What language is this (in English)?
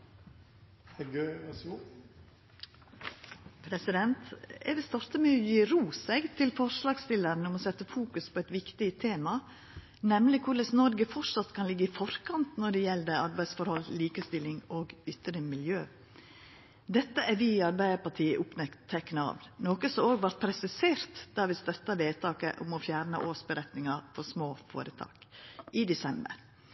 Norwegian Nynorsk